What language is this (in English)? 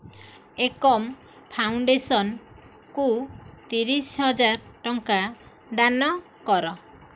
Odia